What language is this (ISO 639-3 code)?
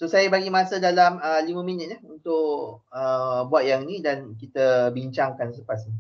msa